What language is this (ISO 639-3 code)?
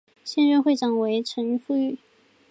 zho